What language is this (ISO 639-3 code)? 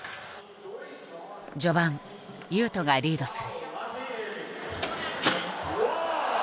jpn